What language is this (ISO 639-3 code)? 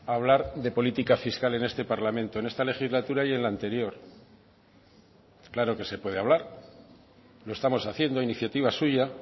spa